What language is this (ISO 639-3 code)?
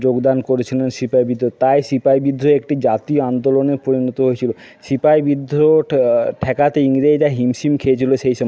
ben